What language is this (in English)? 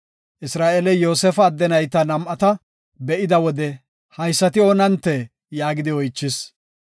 Gofa